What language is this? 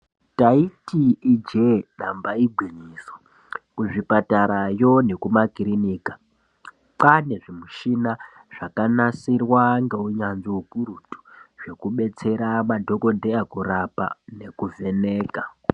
Ndau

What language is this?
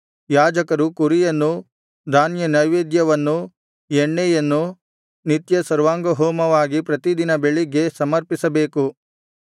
Kannada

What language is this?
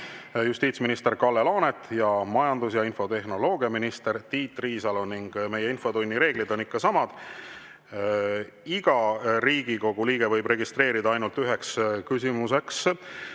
Estonian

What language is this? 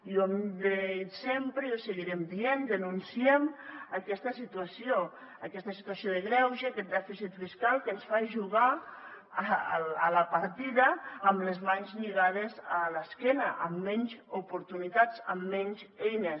Catalan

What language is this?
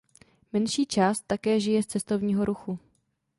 Czech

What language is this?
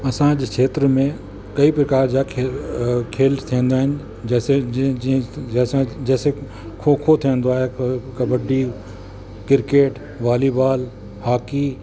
Sindhi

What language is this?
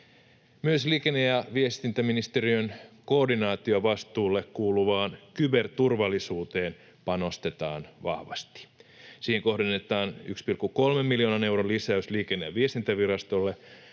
Finnish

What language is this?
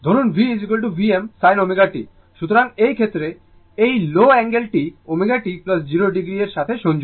Bangla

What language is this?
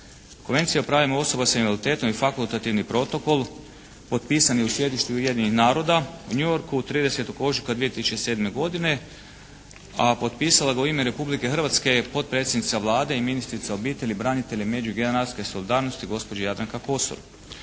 Croatian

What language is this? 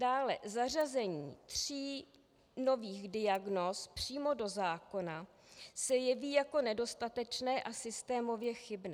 Czech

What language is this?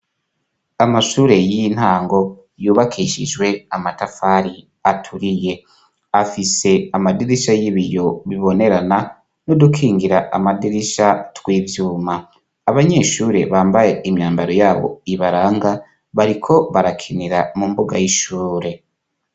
Rundi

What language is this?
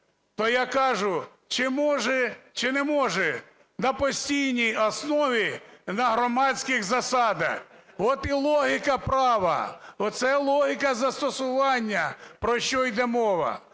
Ukrainian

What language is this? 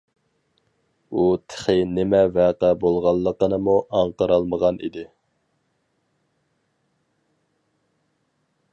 Uyghur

